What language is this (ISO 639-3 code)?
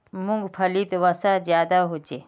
mag